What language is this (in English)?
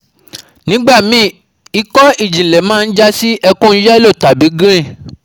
Yoruba